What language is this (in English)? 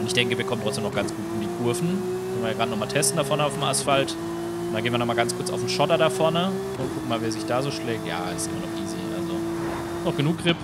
German